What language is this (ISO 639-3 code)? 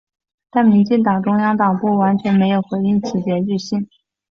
zho